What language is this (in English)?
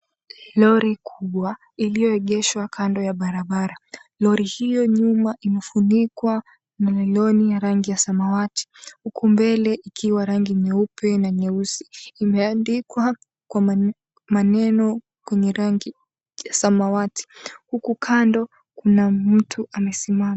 Swahili